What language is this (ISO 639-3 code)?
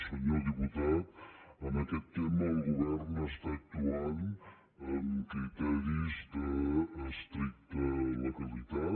cat